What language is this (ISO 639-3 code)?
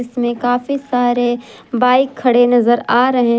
hin